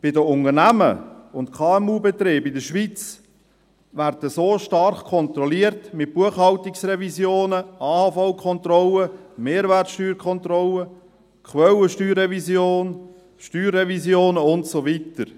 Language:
Swiss German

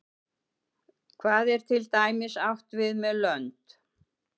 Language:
Icelandic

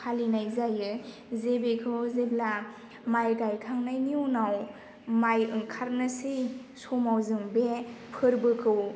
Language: Bodo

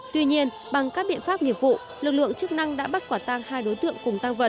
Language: Vietnamese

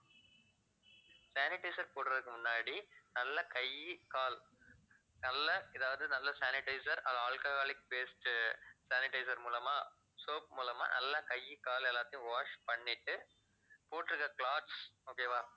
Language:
Tamil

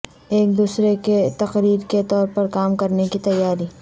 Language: Urdu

